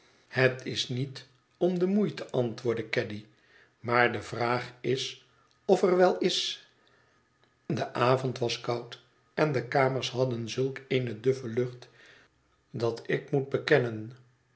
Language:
Dutch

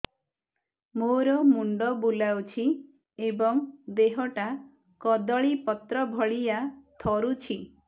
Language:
Odia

